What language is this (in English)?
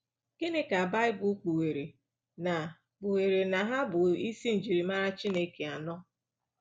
Igbo